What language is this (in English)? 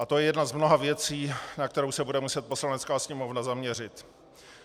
Czech